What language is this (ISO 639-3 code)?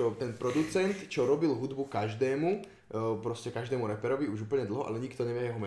slk